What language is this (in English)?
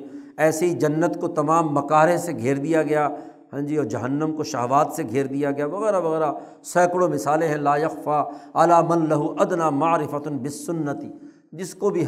Urdu